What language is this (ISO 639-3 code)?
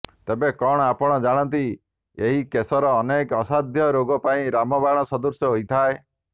ori